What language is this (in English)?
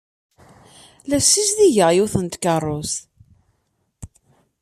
Kabyle